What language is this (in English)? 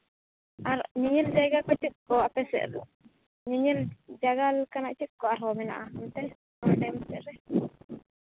Santali